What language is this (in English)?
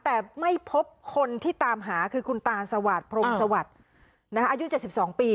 Thai